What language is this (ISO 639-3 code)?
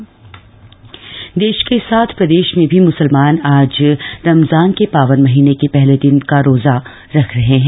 hin